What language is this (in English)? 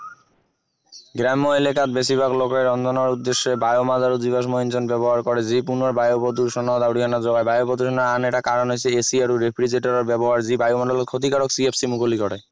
Assamese